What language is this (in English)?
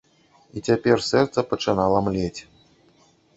Belarusian